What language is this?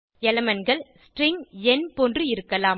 Tamil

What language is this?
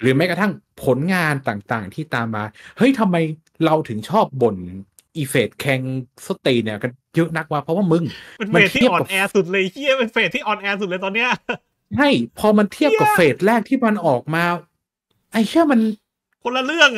Thai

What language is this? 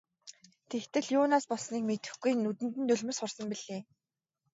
Mongolian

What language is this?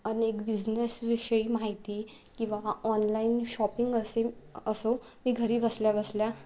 Marathi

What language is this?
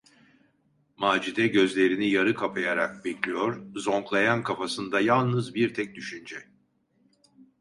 Turkish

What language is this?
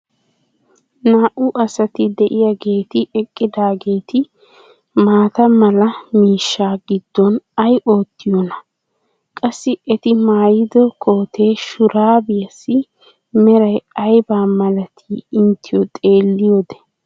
Wolaytta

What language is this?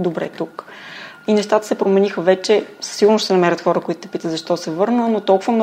Bulgarian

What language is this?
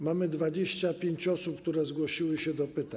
Polish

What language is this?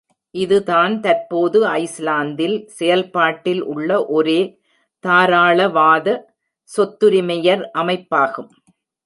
Tamil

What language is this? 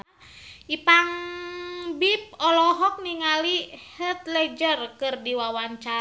Sundanese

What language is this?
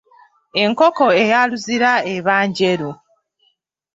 Ganda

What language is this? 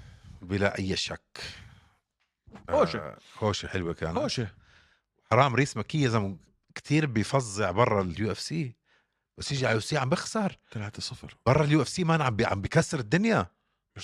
Arabic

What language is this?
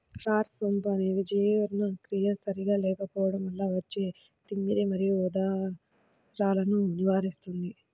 Telugu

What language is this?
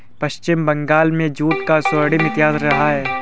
Hindi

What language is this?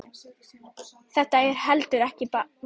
Icelandic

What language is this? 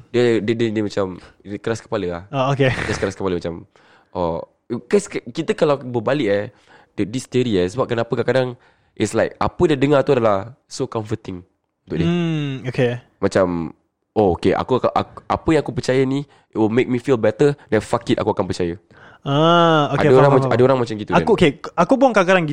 Malay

